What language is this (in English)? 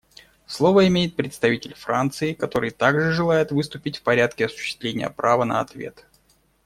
Russian